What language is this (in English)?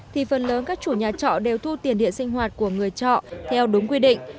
Vietnamese